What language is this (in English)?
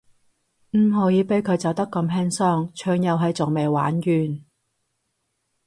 Cantonese